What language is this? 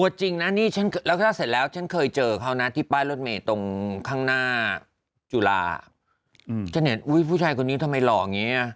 Thai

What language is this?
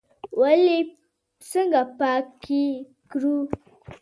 Pashto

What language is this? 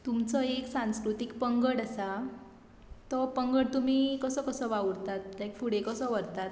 Konkani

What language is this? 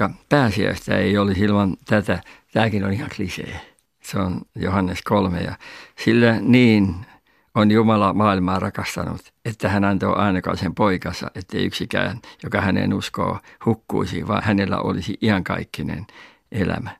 Finnish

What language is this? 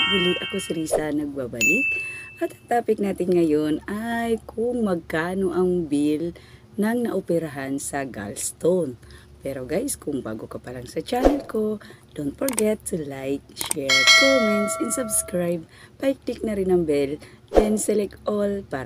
Filipino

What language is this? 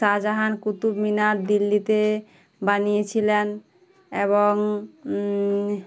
Bangla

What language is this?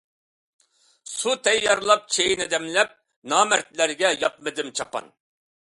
Uyghur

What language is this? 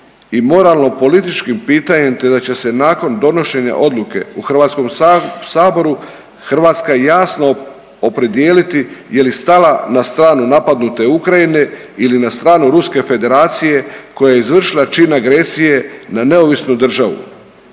Croatian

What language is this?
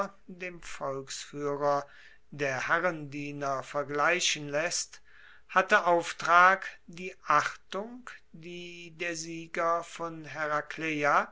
German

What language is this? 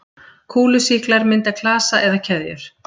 Icelandic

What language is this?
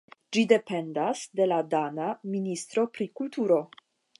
Esperanto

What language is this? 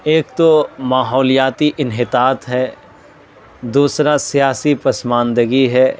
Urdu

